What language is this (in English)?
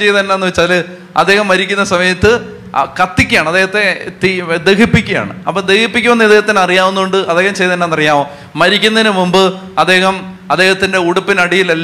Malayalam